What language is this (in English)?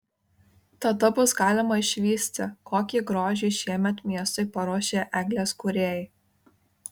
Lithuanian